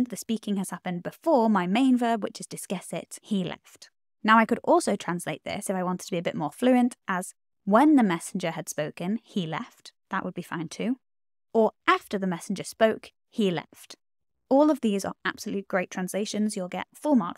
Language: English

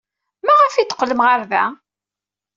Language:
Kabyle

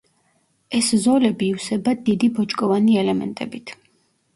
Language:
Georgian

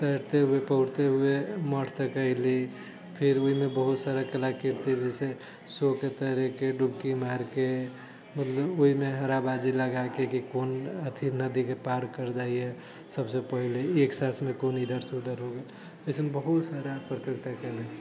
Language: Maithili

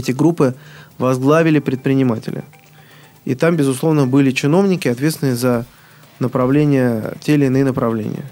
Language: Russian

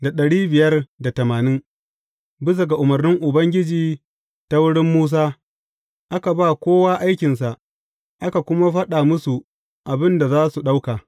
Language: Hausa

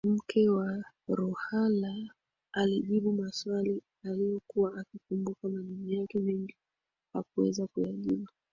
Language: Swahili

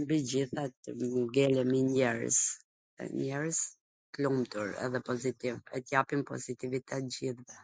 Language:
Gheg Albanian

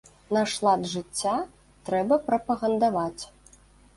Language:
Belarusian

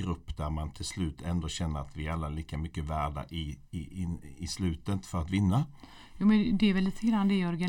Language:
Swedish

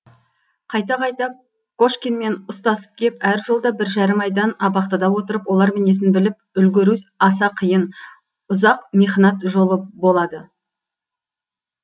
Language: Kazakh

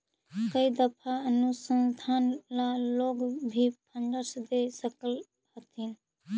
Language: Magahi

